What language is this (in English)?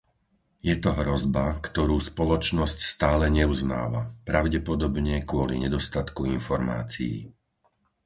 Slovak